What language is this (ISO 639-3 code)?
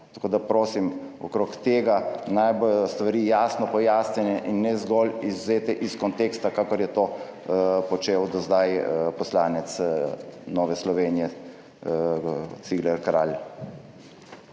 slv